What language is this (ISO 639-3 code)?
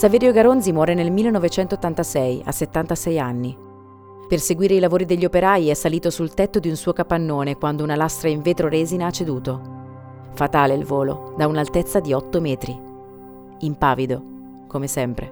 ita